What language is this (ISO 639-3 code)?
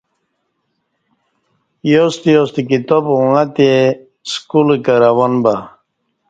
bsh